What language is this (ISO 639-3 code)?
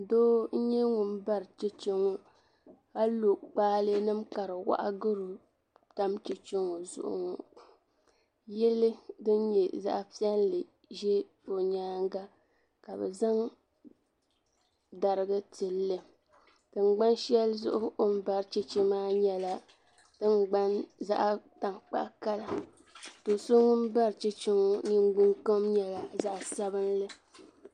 dag